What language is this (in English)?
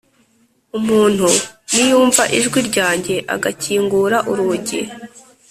Kinyarwanda